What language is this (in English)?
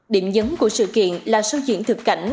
Vietnamese